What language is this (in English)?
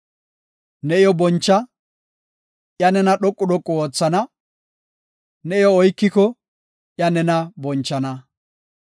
Gofa